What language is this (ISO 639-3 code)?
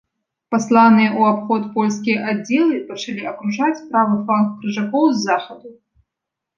bel